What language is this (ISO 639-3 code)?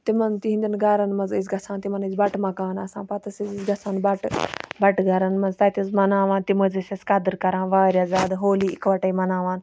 kas